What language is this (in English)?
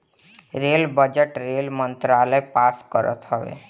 Bhojpuri